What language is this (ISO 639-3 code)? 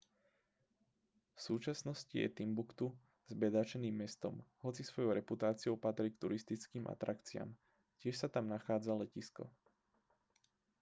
slk